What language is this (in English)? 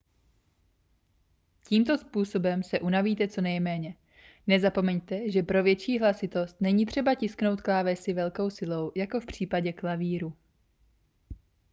Czech